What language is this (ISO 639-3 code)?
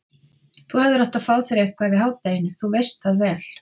isl